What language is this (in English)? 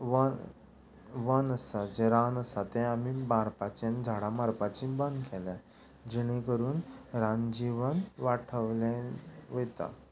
Konkani